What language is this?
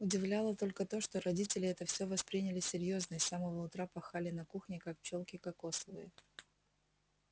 Russian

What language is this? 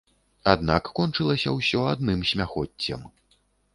Belarusian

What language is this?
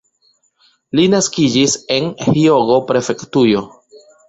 Esperanto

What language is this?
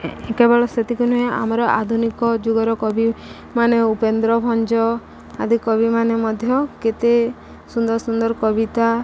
Odia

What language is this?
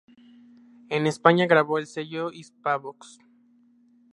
Spanish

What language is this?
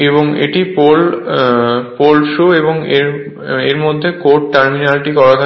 Bangla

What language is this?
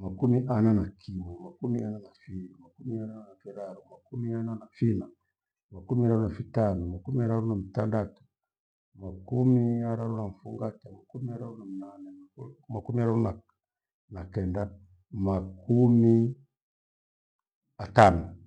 Gweno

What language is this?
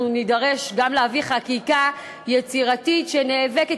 Hebrew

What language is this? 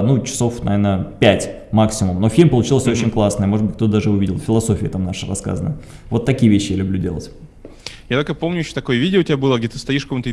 Russian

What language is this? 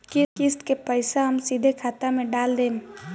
Bhojpuri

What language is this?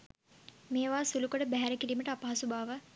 Sinhala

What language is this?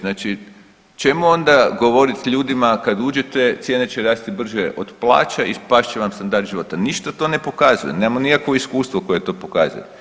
Croatian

